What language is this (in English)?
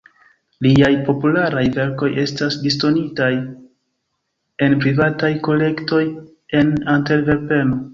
Esperanto